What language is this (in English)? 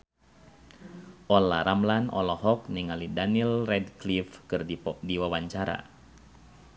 Sundanese